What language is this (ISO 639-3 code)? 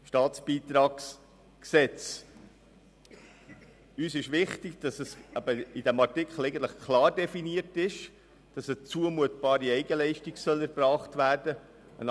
gsw